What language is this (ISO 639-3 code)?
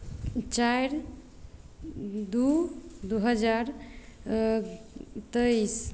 mai